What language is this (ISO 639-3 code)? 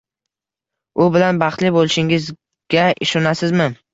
uzb